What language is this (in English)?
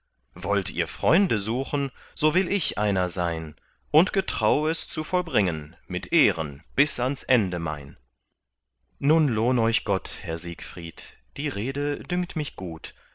German